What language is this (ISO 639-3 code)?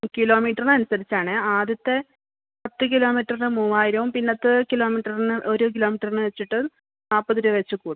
mal